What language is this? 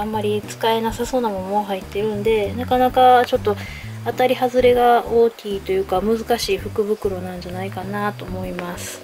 Japanese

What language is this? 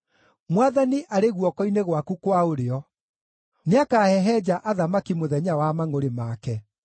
Kikuyu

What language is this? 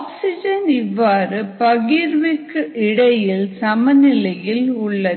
Tamil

